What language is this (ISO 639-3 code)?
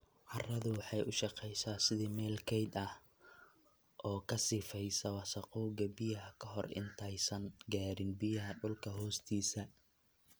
som